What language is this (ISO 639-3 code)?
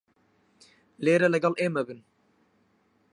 ckb